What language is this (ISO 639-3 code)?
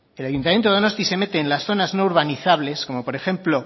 spa